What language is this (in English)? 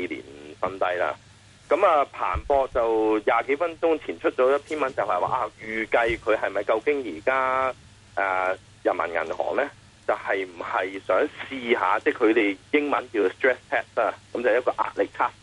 Chinese